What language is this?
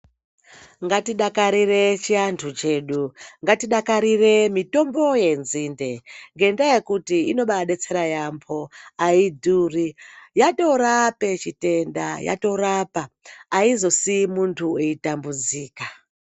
Ndau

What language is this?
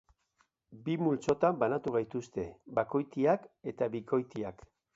Basque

